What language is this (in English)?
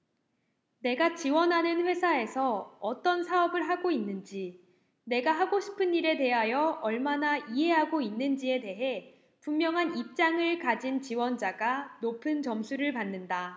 Korean